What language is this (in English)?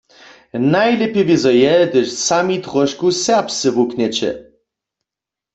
Upper Sorbian